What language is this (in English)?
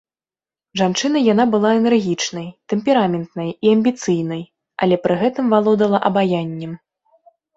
Belarusian